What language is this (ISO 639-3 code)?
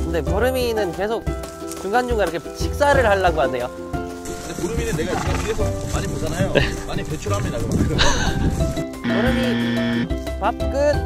kor